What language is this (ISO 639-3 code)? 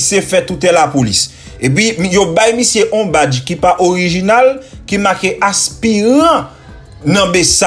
fra